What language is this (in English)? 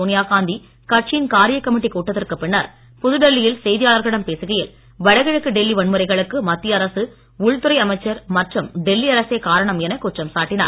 Tamil